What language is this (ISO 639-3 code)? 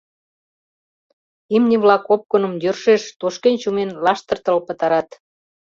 chm